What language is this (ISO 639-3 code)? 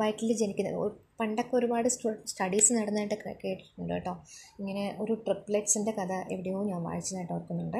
mal